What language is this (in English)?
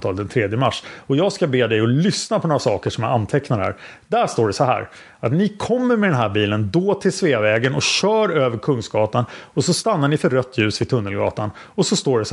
Swedish